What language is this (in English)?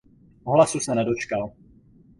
Czech